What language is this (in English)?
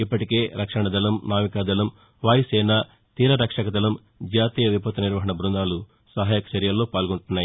Telugu